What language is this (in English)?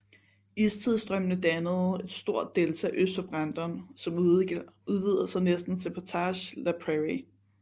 Danish